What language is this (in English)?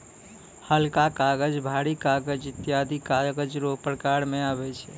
Maithili